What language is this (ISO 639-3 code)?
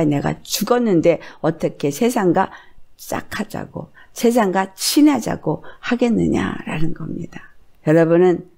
kor